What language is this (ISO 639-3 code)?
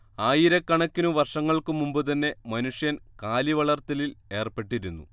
mal